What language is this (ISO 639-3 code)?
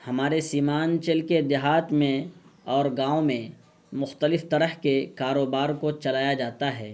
urd